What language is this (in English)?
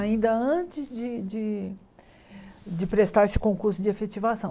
Portuguese